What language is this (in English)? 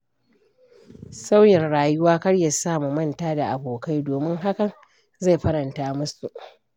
Hausa